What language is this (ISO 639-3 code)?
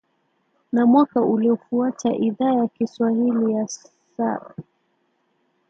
swa